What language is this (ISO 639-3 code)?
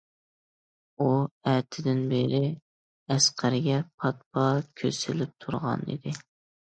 uig